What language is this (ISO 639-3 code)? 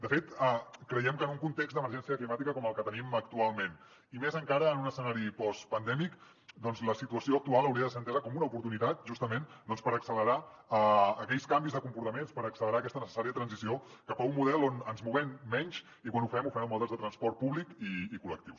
cat